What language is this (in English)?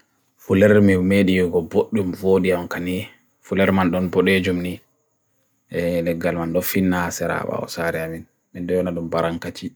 Bagirmi Fulfulde